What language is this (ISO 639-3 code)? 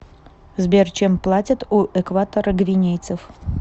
rus